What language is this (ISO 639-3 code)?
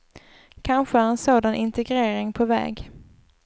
swe